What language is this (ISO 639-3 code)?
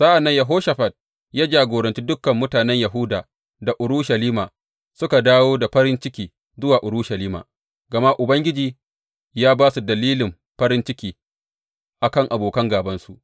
hau